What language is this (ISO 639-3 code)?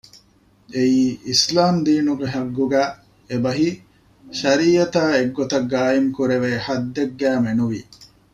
div